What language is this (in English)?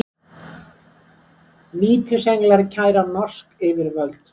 Icelandic